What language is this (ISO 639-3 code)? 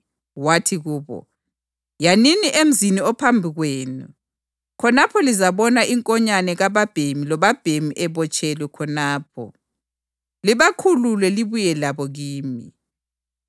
nde